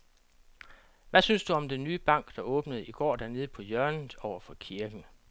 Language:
Danish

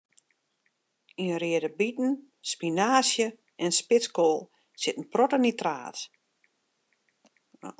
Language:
Western Frisian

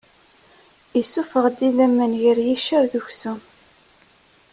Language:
Kabyle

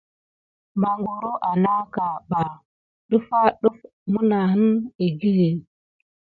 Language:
Gidar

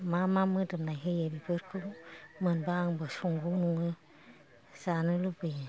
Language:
Bodo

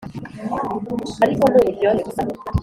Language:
Kinyarwanda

